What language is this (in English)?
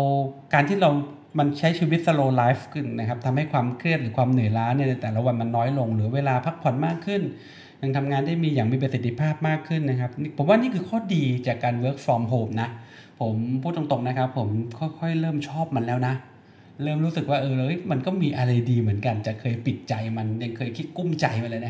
Thai